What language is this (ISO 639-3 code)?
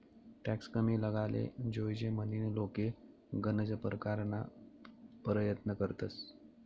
mar